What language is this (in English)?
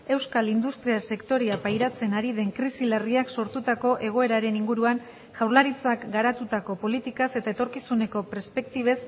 Basque